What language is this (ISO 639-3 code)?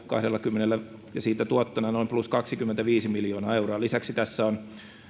fin